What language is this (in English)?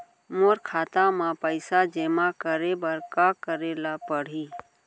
Chhattisgarhi